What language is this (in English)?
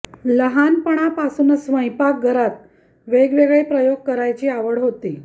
Marathi